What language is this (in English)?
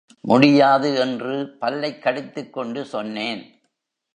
Tamil